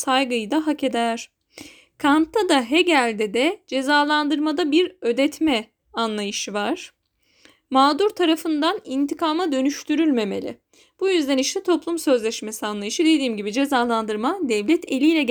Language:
Turkish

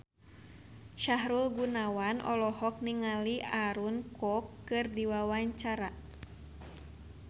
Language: Sundanese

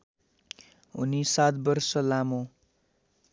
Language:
Nepali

